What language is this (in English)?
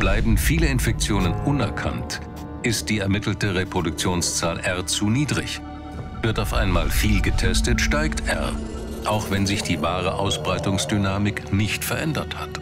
German